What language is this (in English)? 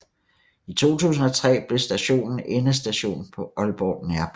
Danish